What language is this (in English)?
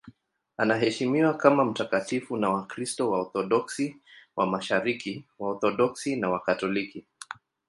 Swahili